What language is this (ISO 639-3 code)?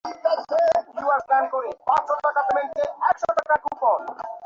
ben